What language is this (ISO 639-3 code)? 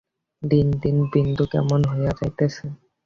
ben